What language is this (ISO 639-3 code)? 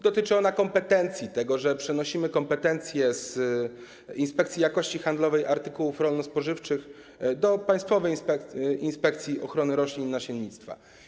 pol